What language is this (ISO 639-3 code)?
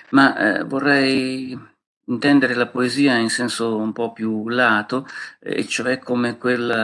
ita